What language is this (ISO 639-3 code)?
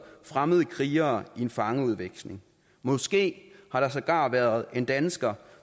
dan